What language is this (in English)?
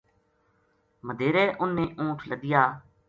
Gujari